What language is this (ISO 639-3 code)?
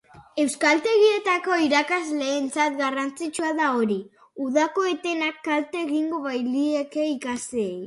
eus